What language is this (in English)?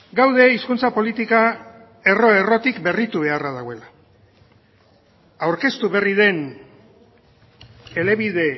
Basque